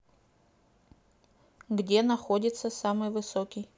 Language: Russian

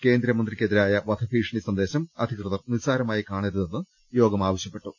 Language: Malayalam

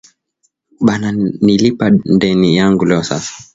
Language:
Swahili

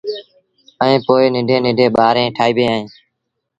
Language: Sindhi Bhil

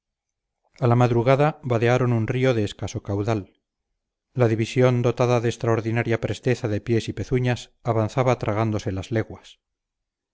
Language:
Spanish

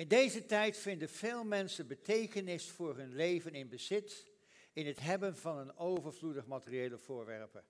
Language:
Dutch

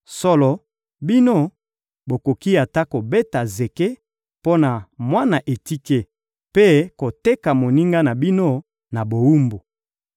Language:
Lingala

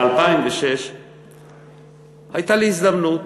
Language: Hebrew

